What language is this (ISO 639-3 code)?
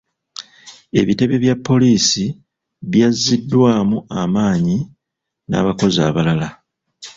lug